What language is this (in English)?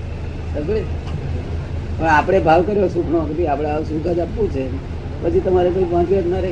Gujarati